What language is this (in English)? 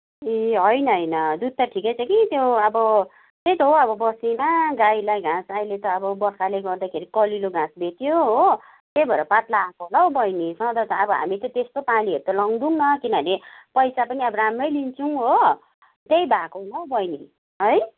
Nepali